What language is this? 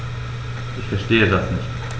German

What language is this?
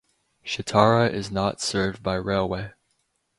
English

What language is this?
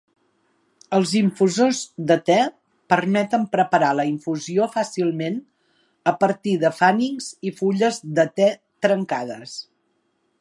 Catalan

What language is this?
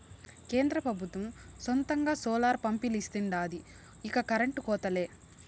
Telugu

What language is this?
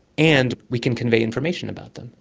English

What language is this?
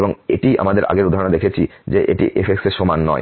Bangla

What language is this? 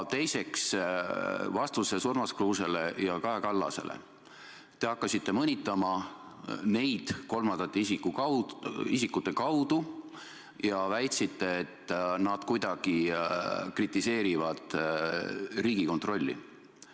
Estonian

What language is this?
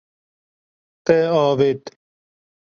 Kurdish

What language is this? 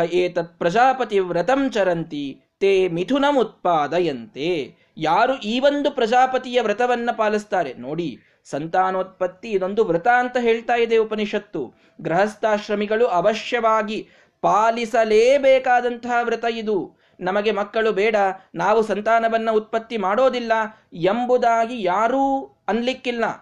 Kannada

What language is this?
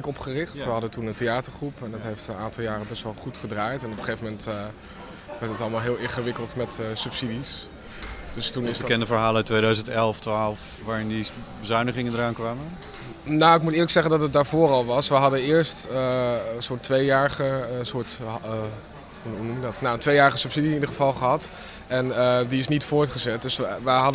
Dutch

